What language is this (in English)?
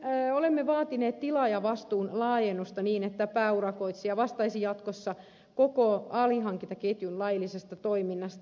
Finnish